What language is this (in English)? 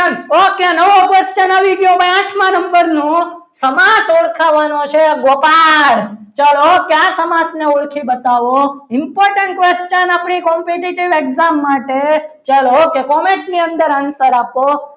Gujarati